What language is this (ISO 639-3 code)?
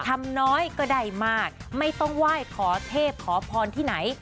tha